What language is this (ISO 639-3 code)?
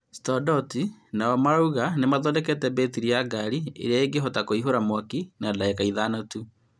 kik